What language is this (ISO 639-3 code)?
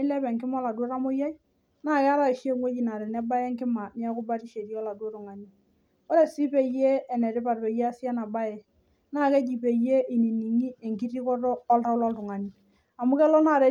mas